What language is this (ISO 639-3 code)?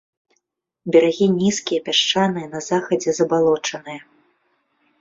bel